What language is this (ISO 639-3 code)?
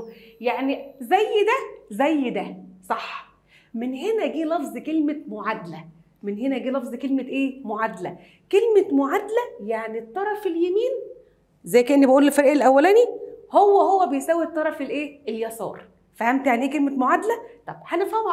ara